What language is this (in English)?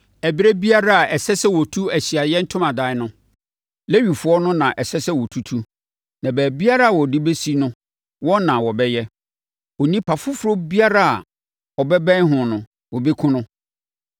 Akan